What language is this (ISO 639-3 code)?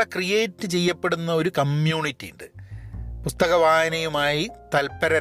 mal